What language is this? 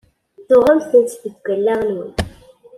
Kabyle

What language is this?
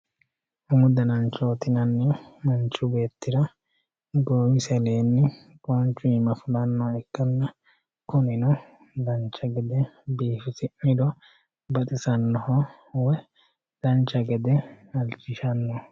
Sidamo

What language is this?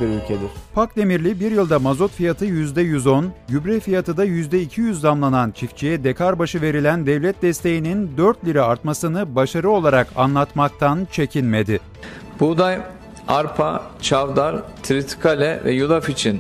Turkish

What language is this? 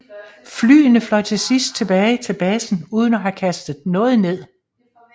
Danish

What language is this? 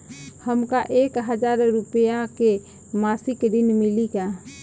Bhojpuri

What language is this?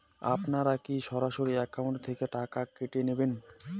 Bangla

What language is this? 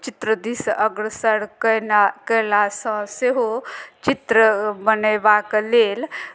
Maithili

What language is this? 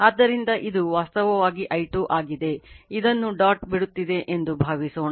Kannada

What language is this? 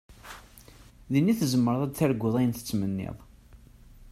Kabyle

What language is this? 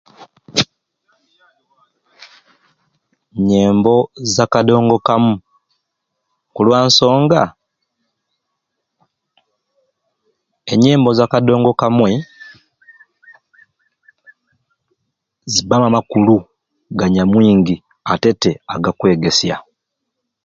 Ruuli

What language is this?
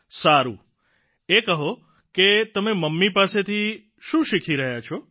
Gujarati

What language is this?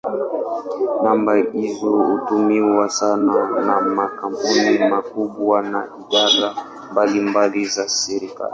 Swahili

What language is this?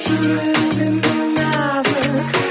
Kazakh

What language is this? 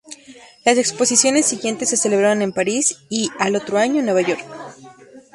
Spanish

